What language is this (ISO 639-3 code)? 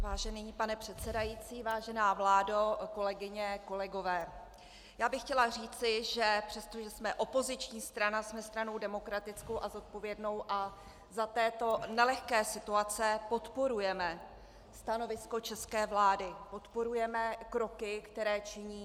ces